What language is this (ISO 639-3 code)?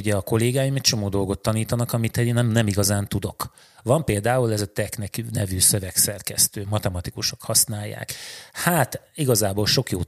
hun